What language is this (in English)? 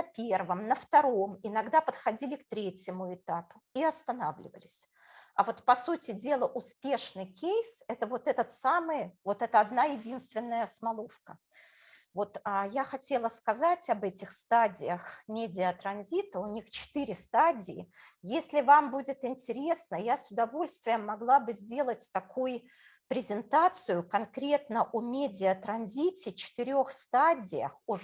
Russian